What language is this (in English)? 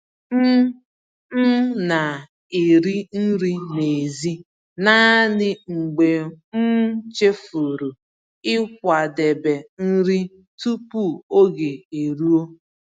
Igbo